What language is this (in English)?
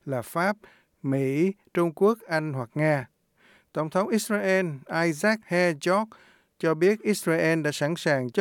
Vietnamese